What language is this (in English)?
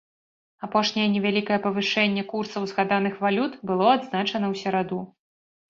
Belarusian